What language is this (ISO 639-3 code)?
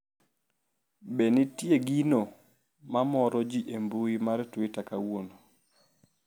luo